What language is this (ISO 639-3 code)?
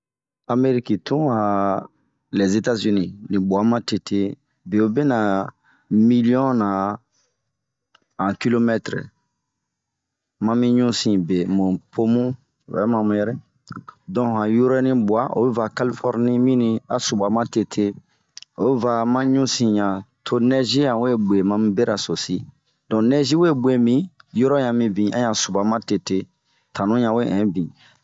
bmq